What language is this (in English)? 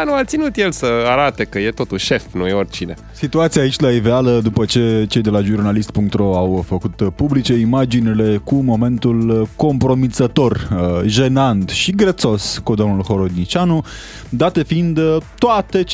Romanian